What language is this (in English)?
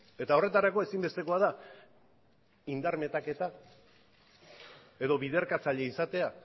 Basque